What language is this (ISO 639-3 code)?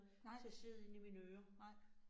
dan